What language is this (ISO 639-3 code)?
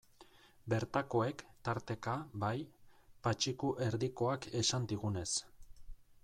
eus